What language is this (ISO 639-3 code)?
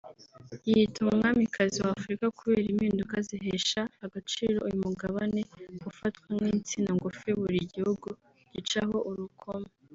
kin